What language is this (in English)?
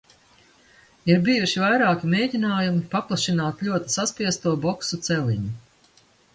Latvian